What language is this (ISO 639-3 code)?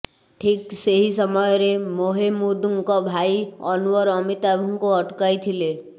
ori